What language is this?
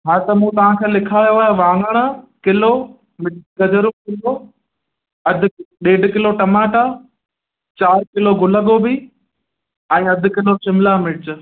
Sindhi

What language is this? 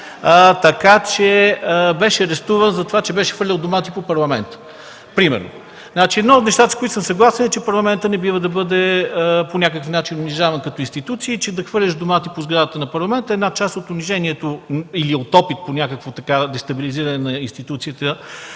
Bulgarian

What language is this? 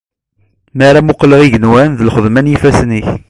Kabyle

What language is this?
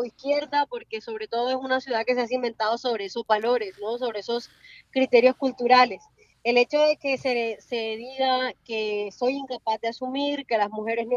Spanish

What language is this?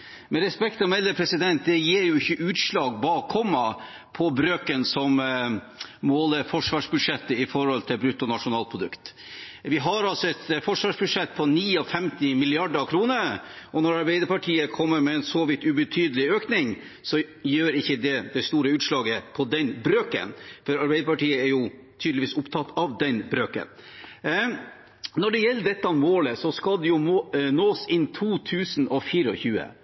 Norwegian Bokmål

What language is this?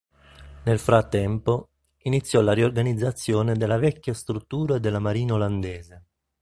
Italian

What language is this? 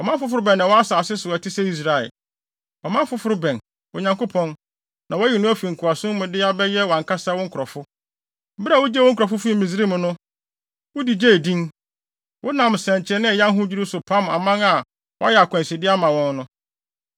Akan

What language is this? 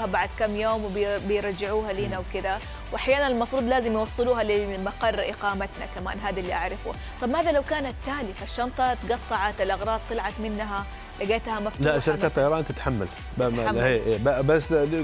Arabic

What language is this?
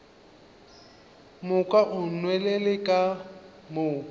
Northern Sotho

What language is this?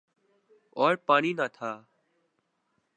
Urdu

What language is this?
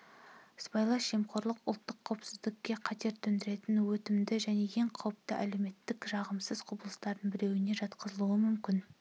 Kazakh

